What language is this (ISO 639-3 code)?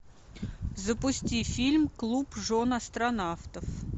rus